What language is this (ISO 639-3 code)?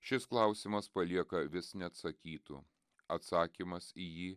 lit